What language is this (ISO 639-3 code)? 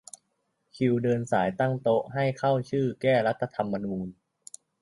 tha